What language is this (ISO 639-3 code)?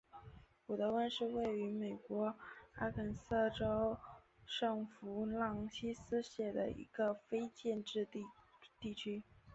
zho